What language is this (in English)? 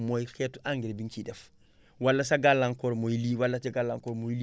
Wolof